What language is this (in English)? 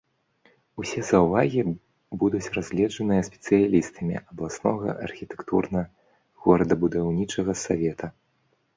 Belarusian